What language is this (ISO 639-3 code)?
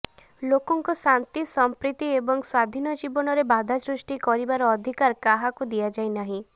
ori